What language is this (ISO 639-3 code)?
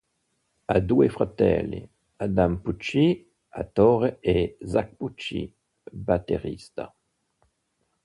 ita